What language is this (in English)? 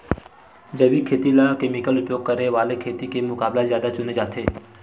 Chhattisgarhi